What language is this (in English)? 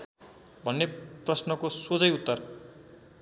Nepali